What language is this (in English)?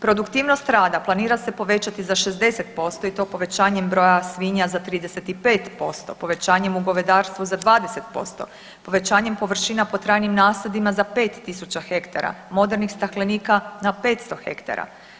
Croatian